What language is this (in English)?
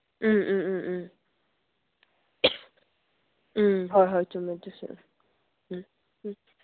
Manipuri